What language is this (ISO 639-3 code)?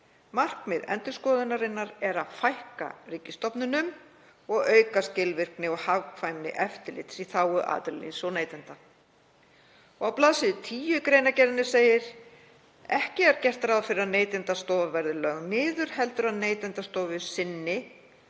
isl